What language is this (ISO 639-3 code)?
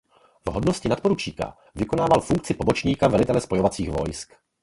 ces